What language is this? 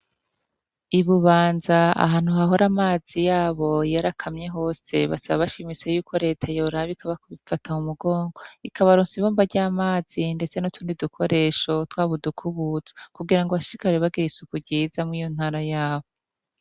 Rundi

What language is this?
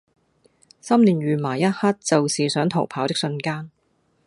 Cantonese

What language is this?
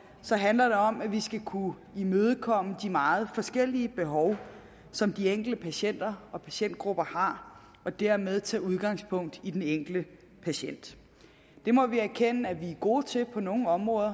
Danish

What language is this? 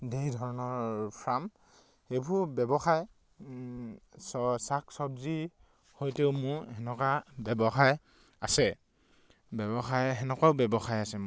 Assamese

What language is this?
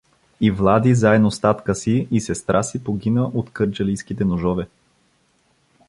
Bulgarian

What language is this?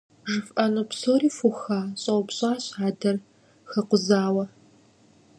Kabardian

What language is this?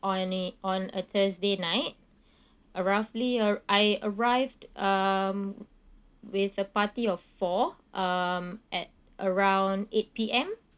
English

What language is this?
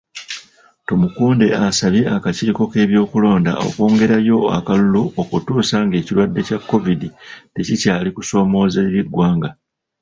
Ganda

